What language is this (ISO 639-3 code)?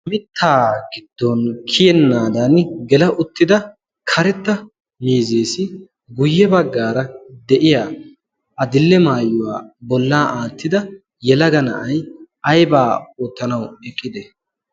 wal